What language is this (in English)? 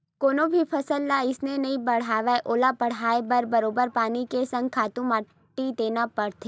Chhattisgarhi